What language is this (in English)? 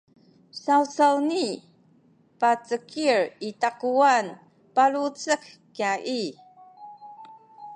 Sakizaya